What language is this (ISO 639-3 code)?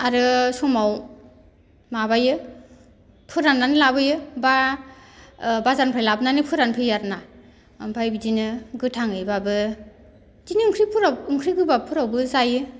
brx